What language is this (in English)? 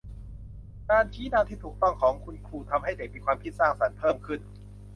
Thai